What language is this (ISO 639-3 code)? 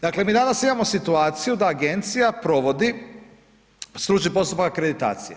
hrv